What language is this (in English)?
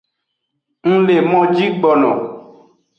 Aja (Benin)